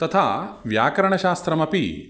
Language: Sanskrit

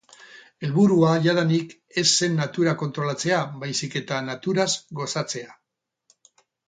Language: Basque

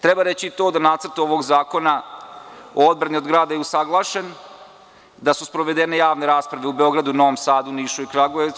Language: Serbian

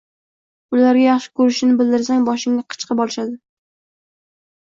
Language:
Uzbek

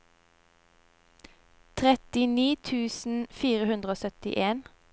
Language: Norwegian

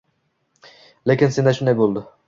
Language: Uzbek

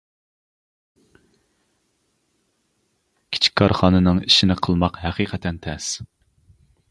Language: Uyghur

